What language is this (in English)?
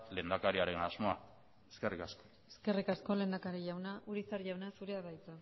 Basque